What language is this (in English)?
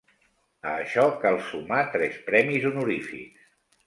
Catalan